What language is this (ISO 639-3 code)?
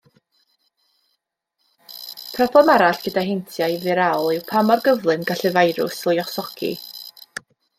cym